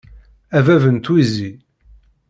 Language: Kabyle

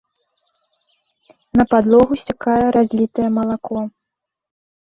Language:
Belarusian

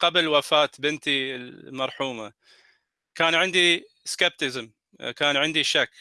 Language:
Arabic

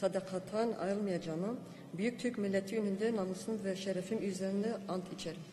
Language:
Turkish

